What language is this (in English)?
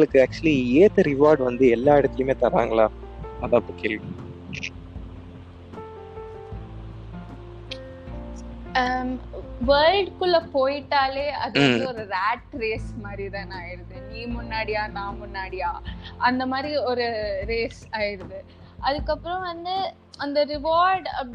Tamil